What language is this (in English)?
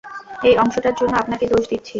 Bangla